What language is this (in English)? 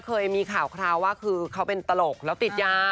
Thai